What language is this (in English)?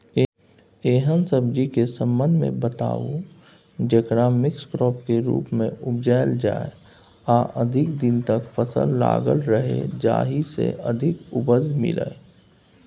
Maithili